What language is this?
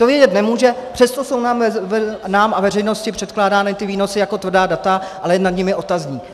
Czech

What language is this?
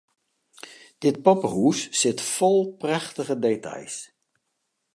Western Frisian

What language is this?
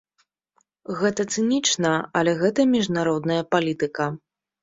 Belarusian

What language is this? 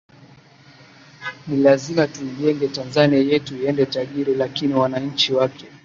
Swahili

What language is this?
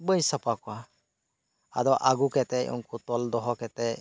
Santali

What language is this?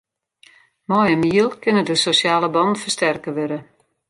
Western Frisian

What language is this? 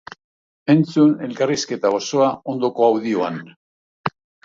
Basque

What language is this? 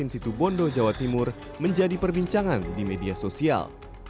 Indonesian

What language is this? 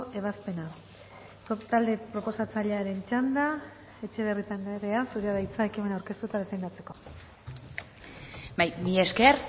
Basque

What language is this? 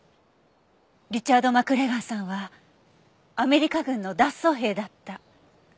Japanese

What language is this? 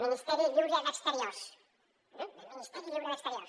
Catalan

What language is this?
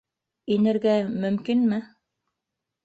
Bashkir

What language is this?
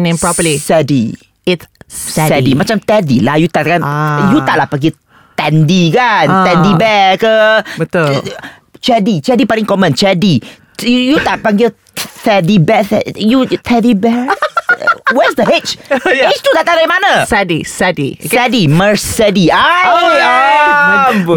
Malay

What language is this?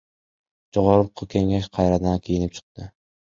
Kyrgyz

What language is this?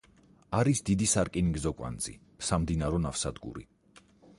Georgian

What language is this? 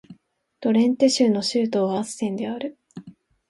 Japanese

